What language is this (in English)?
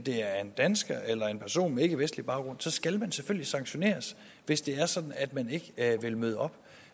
Danish